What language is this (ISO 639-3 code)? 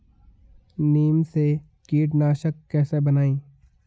hin